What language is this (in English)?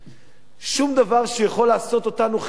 Hebrew